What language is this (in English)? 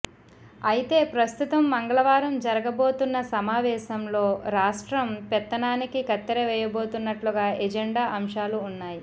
Telugu